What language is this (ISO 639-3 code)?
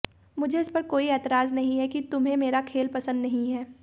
hin